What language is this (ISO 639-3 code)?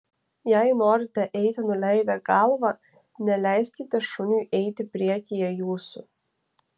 lit